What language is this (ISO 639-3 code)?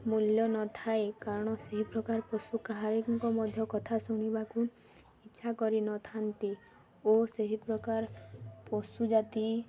ori